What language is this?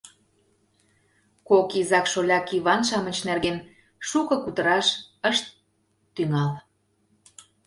Mari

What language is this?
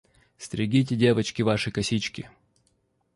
Russian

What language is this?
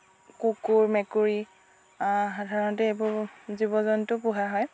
Assamese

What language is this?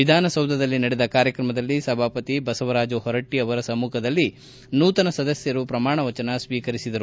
Kannada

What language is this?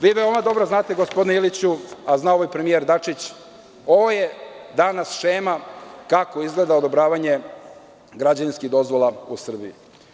Serbian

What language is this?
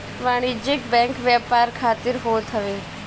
Bhojpuri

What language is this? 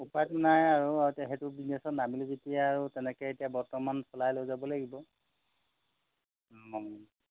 Assamese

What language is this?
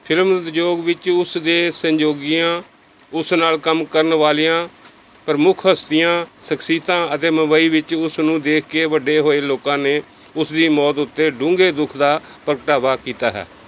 Punjabi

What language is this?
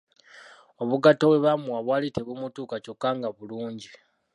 Ganda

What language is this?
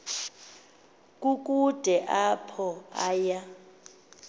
Xhosa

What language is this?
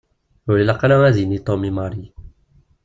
Kabyle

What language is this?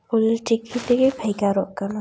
Santali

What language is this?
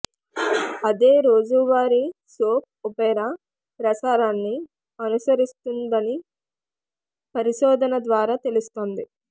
Telugu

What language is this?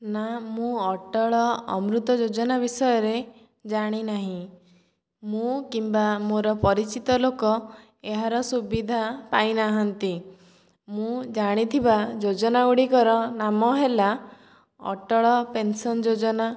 Odia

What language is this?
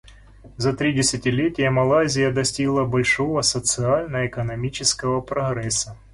Russian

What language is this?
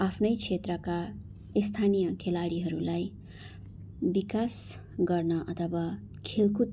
Nepali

